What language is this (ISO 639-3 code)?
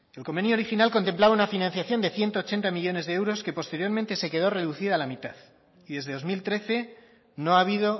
spa